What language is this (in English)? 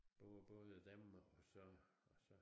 Danish